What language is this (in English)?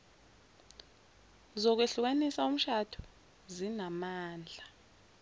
Zulu